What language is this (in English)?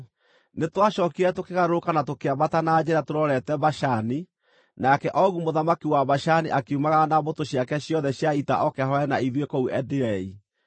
Kikuyu